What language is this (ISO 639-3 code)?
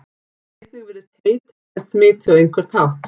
isl